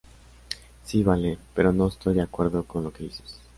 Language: Spanish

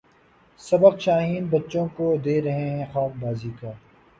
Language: Urdu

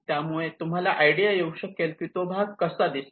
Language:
Marathi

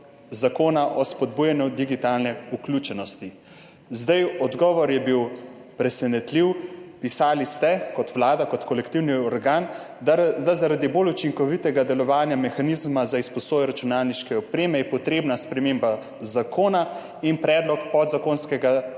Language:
Slovenian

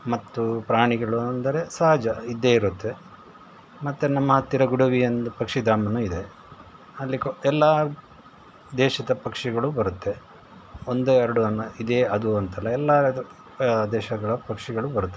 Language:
Kannada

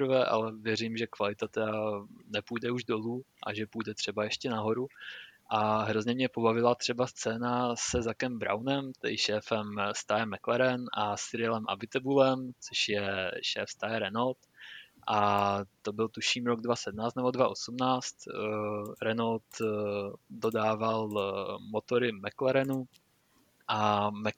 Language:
Czech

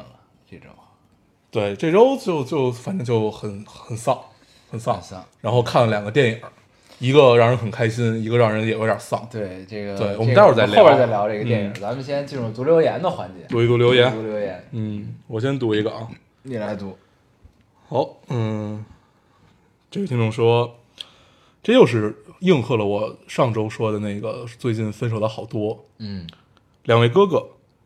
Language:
Chinese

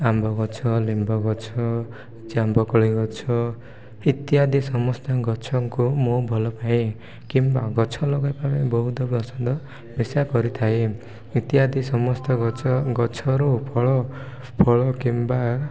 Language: Odia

